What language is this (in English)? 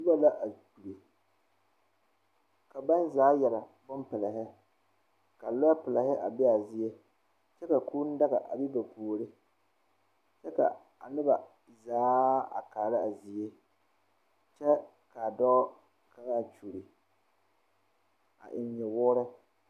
Southern Dagaare